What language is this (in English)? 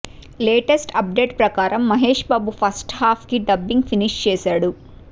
Telugu